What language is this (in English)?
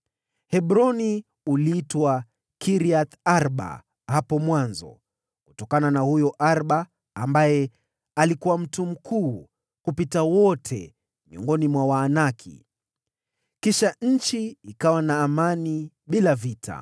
Swahili